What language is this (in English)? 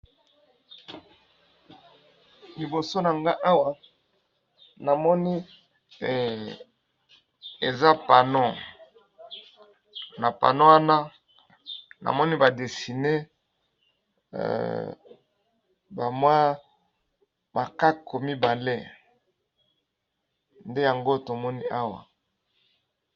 Lingala